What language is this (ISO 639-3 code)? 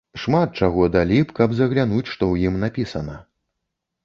bel